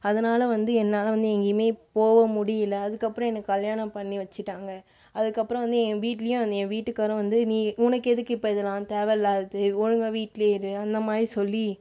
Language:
Tamil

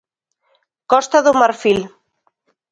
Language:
Galician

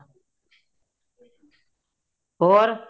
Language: Punjabi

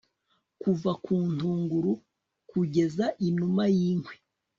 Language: Kinyarwanda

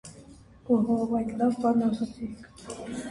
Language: Armenian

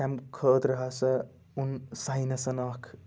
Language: Kashmiri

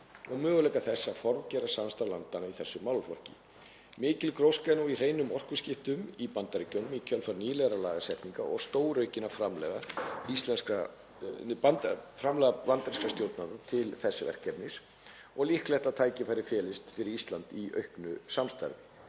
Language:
Icelandic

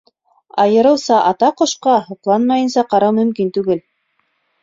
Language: Bashkir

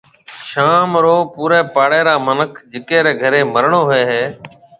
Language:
Marwari (Pakistan)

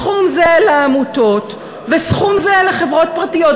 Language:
Hebrew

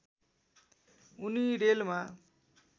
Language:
Nepali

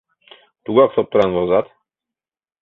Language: Mari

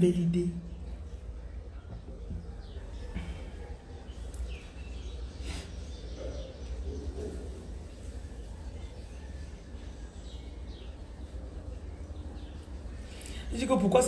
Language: French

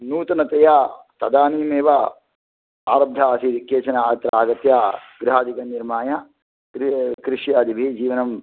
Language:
Sanskrit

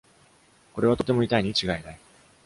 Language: Japanese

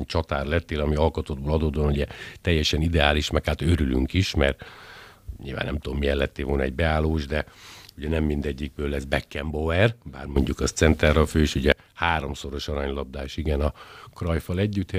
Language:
Hungarian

